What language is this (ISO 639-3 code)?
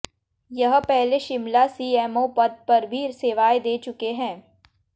hin